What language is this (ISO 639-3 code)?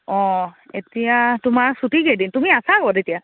asm